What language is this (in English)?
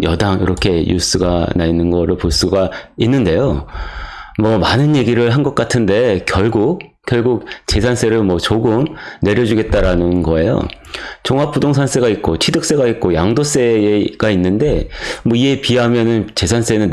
Korean